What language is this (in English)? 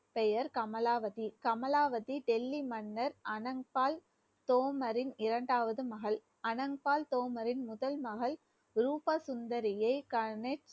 Tamil